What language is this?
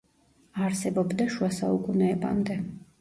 Georgian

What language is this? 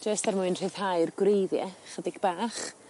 Welsh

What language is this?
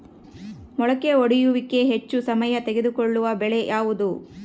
Kannada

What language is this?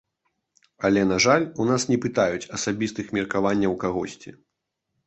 Belarusian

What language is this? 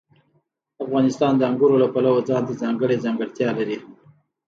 Pashto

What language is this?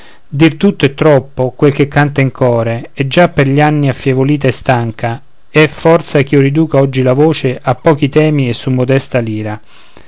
Italian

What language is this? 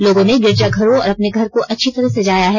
Hindi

